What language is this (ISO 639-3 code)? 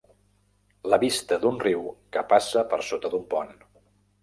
cat